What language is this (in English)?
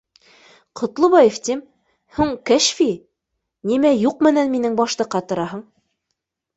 Bashkir